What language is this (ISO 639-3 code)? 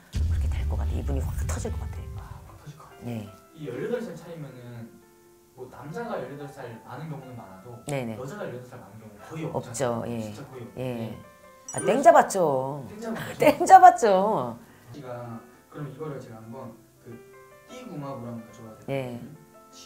kor